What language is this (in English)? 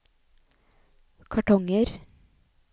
Norwegian